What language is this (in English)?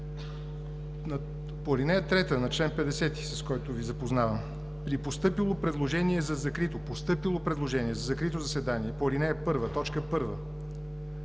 Bulgarian